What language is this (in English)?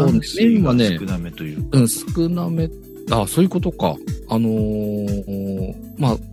Japanese